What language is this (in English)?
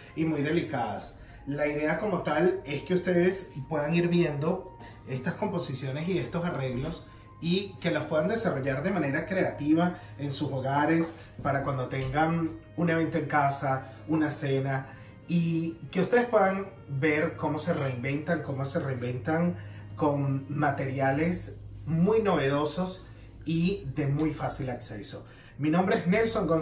Spanish